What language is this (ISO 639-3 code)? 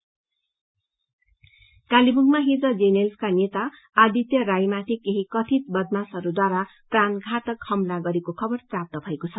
nep